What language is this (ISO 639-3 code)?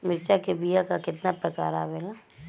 bho